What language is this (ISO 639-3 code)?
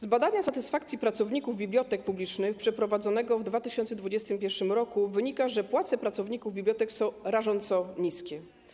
pol